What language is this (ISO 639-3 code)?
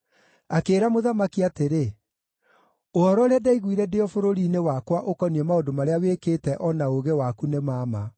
kik